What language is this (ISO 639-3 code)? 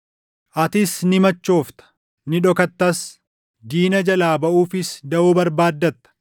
orm